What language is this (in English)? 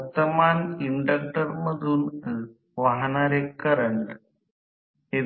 Marathi